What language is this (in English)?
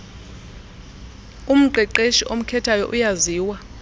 Xhosa